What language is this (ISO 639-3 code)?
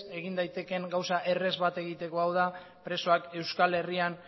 eus